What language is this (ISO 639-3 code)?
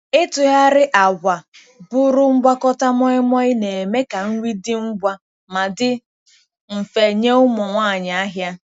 ibo